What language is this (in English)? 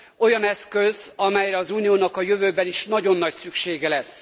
Hungarian